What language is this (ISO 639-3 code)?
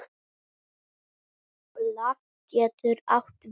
isl